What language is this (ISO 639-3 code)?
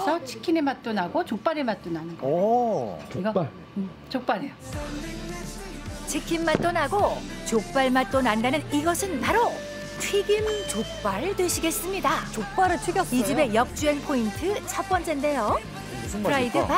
kor